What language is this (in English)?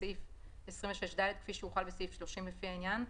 Hebrew